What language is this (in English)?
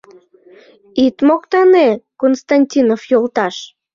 Mari